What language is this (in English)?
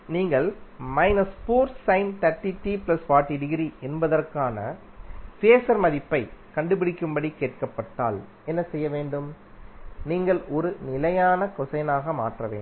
Tamil